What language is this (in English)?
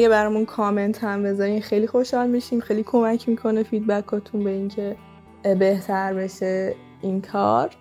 Persian